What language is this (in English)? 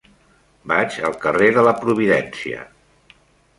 Catalan